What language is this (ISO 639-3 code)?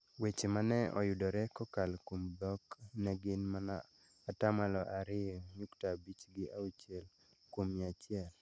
luo